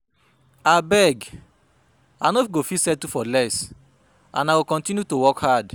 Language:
Nigerian Pidgin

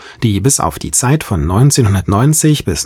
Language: German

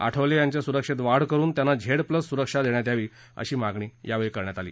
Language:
Marathi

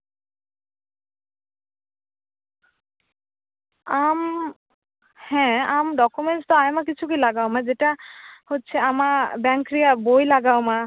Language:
Santali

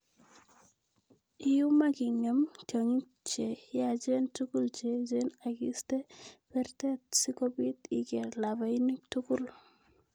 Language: Kalenjin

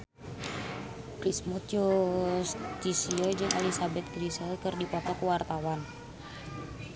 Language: Sundanese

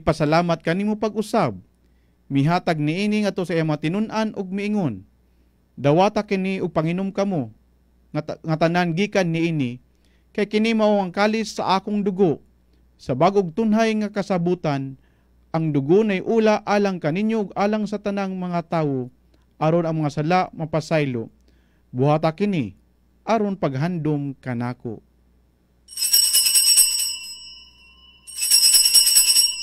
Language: Filipino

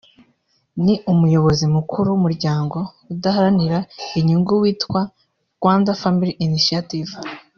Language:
Kinyarwanda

